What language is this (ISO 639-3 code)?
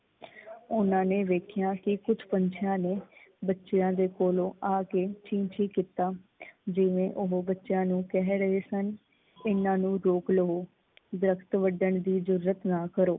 pan